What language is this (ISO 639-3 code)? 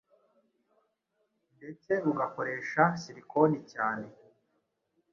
kin